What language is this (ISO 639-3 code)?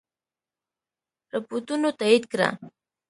pus